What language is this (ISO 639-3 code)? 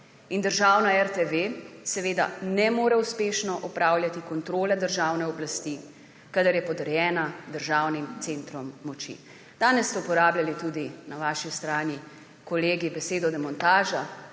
slv